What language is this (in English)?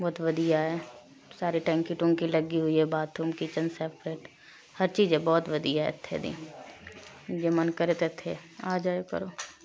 Punjabi